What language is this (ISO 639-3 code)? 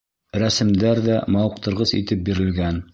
bak